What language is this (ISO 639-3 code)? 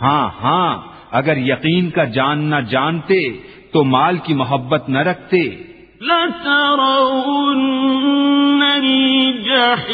urd